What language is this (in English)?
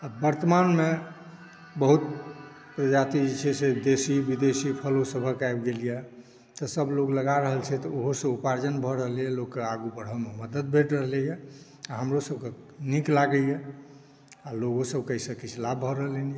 Maithili